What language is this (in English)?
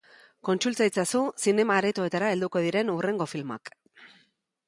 Basque